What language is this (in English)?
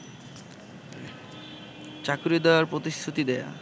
Bangla